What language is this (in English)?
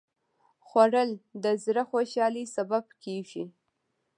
Pashto